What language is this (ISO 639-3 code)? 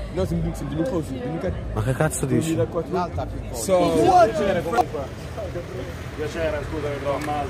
ita